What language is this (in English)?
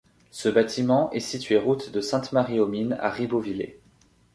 French